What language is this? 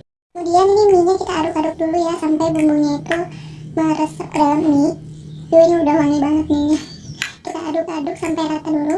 Indonesian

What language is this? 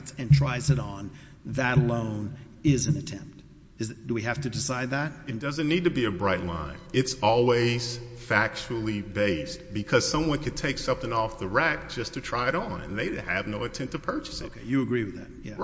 English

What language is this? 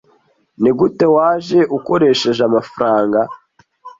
Kinyarwanda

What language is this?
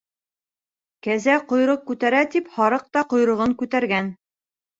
Bashkir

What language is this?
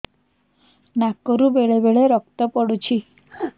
Odia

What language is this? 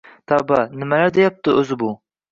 Uzbek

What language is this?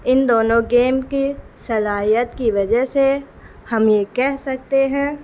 Urdu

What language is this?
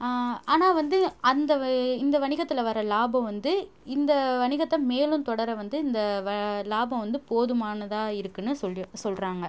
Tamil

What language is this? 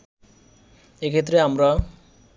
Bangla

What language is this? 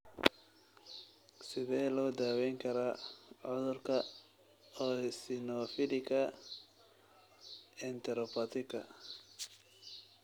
Somali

